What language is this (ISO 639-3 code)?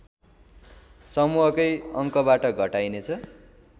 nep